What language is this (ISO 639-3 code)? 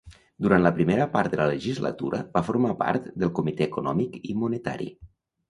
cat